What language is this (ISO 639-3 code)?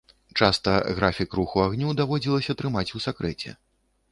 bel